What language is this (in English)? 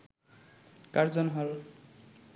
Bangla